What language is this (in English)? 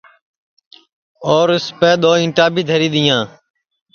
Sansi